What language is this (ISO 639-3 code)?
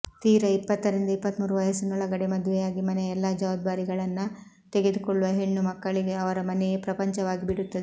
kan